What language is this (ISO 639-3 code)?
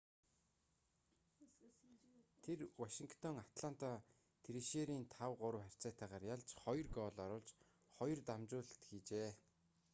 mon